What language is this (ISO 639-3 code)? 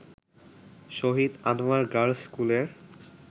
ben